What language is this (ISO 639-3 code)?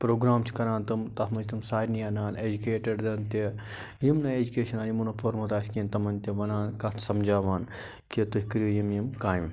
kas